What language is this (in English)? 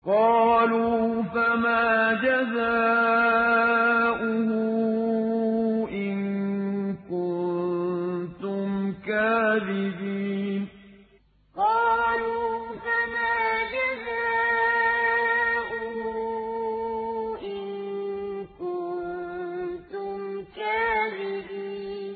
Arabic